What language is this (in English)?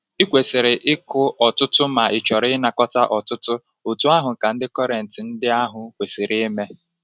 Igbo